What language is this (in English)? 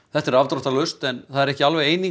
Icelandic